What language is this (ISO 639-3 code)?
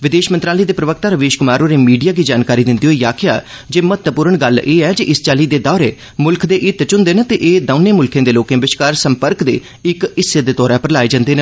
doi